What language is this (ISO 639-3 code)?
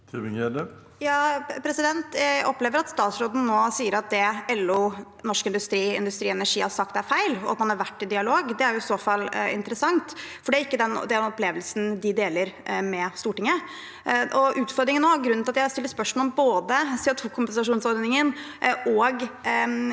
nor